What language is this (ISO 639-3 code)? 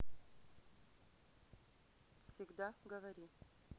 rus